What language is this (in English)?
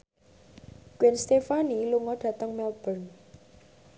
Javanese